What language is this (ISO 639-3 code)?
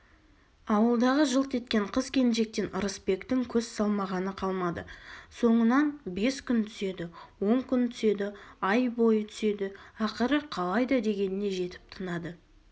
kaz